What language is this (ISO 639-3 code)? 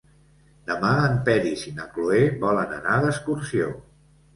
cat